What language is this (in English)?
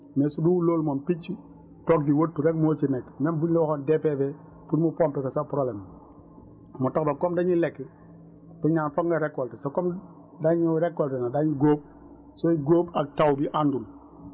Wolof